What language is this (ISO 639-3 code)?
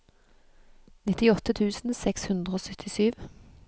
nor